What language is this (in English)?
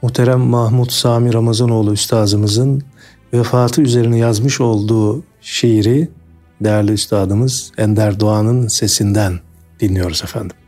Turkish